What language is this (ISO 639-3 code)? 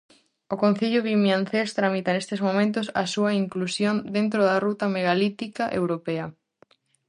glg